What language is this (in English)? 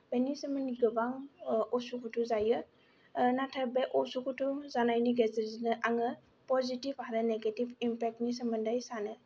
Bodo